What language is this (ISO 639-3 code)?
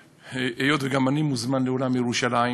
heb